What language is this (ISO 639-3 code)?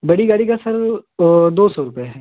hin